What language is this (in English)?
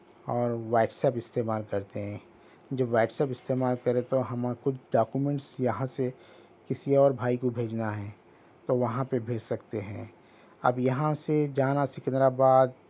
Urdu